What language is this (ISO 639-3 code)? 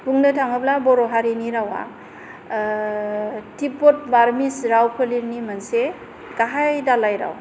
brx